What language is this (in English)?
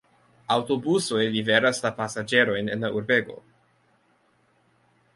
Esperanto